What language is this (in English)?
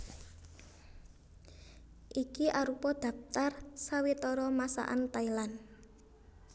Javanese